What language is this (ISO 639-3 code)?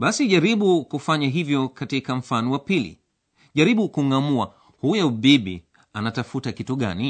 swa